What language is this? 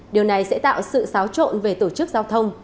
Vietnamese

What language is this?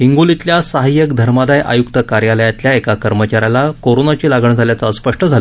Marathi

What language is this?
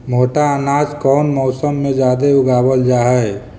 Magahi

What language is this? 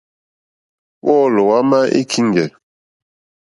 Mokpwe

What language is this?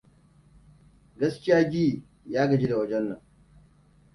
Hausa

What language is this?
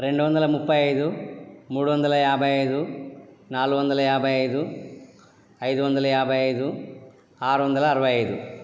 Telugu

